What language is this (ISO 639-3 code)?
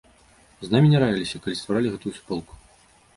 bel